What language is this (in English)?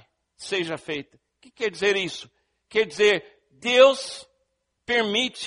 Portuguese